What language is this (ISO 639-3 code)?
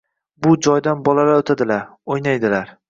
uzb